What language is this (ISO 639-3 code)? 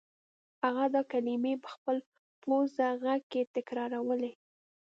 pus